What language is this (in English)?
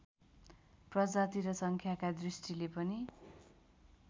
Nepali